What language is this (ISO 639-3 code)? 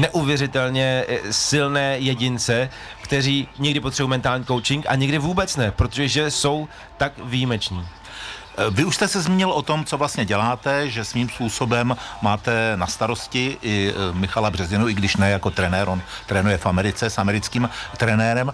ces